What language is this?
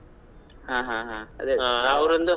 Kannada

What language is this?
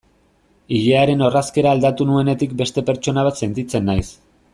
Basque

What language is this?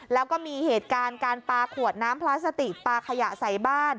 Thai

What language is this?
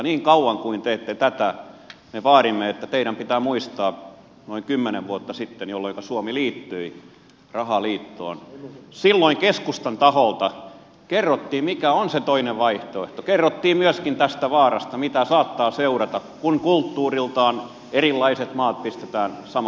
Finnish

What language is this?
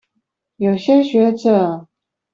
Chinese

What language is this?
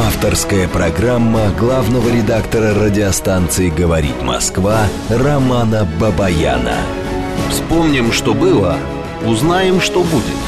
Russian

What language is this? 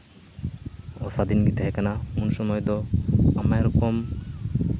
Santali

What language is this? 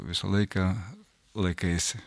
Lithuanian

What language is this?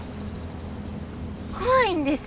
Japanese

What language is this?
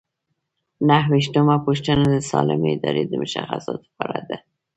Pashto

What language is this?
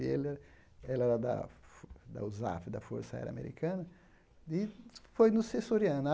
Portuguese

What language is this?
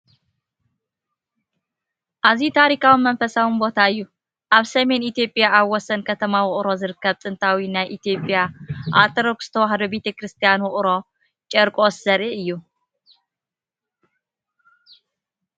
Tigrinya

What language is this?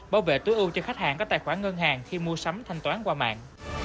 Vietnamese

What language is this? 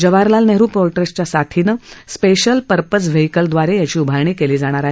Marathi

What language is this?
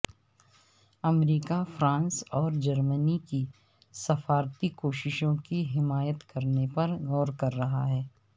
Urdu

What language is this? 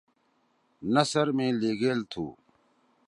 Torwali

